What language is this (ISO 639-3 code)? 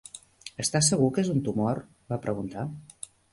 cat